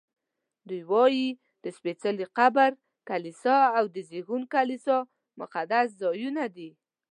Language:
Pashto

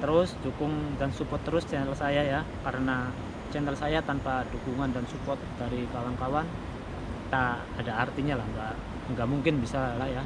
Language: Indonesian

